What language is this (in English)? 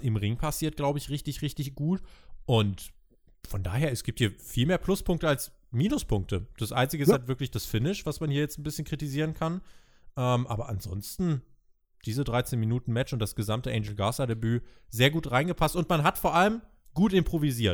German